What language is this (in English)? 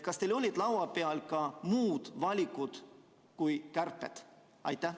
Estonian